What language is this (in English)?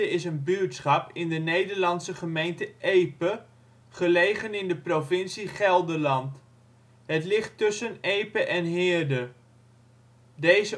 Dutch